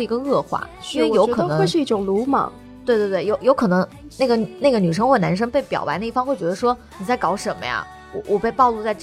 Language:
Chinese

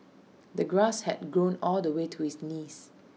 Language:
English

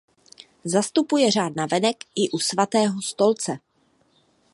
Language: Czech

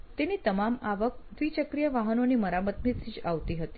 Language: Gujarati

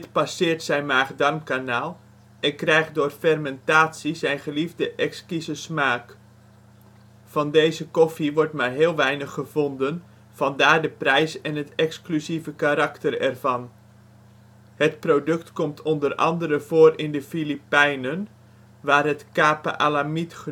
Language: Dutch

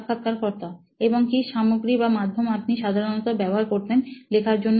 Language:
Bangla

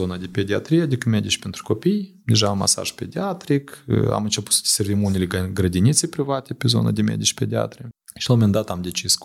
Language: Romanian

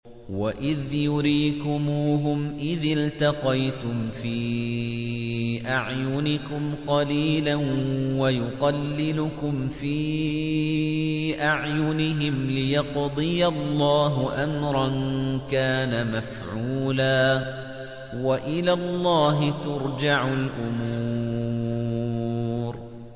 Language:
Arabic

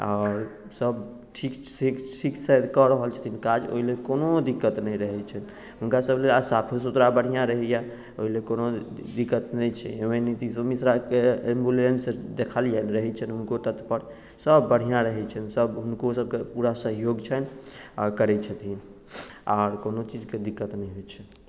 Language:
Maithili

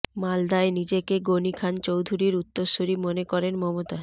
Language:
Bangla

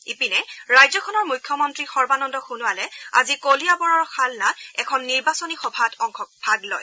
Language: Assamese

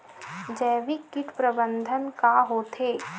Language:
Chhattisgarhi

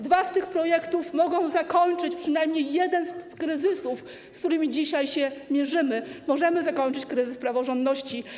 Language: Polish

